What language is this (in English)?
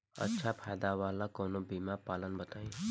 Bhojpuri